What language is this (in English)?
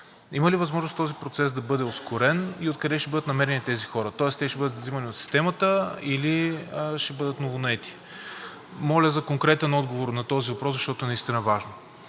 Bulgarian